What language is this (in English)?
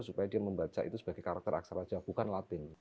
Indonesian